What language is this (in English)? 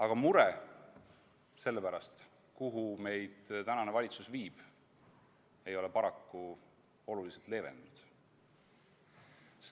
Estonian